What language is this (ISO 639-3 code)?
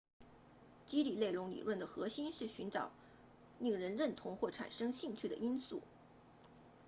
zho